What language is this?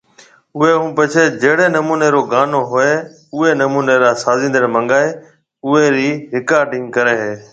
Marwari (Pakistan)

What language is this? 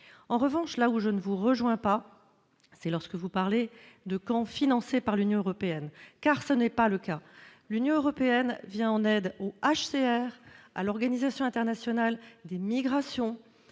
French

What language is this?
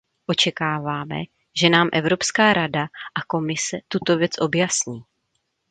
Czech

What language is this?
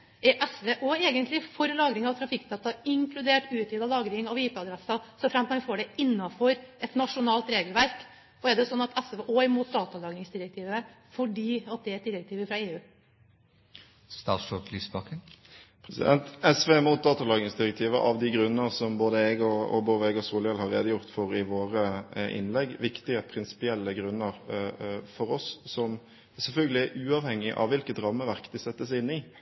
Norwegian Bokmål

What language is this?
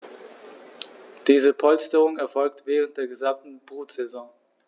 German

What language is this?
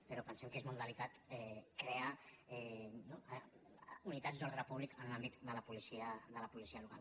Catalan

